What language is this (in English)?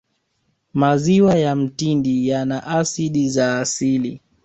Swahili